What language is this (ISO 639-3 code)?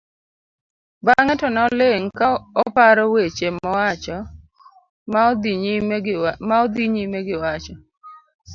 luo